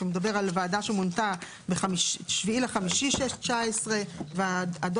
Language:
Hebrew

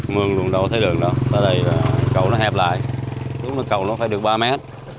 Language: Vietnamese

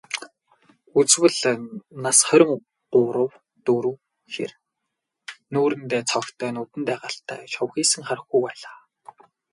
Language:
Mongolian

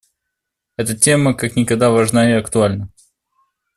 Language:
Russian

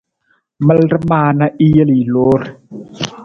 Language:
Nawdm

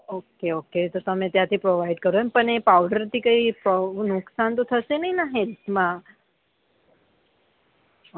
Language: Gujarati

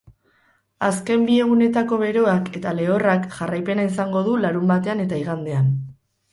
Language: Basque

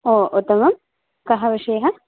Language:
Sanskrit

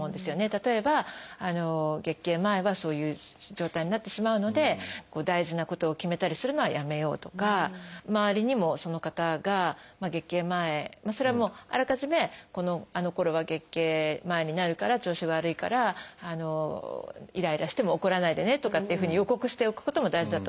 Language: Japanese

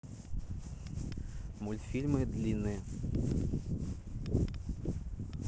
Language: Russian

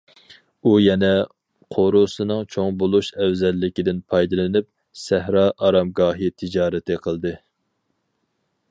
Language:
Uyghur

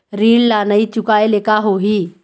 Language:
Chhattisgarhi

